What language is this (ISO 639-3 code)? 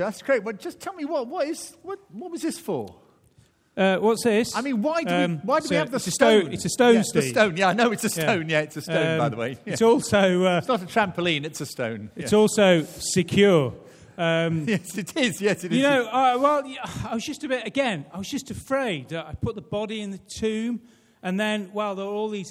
eng